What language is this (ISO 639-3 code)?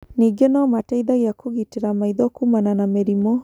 kik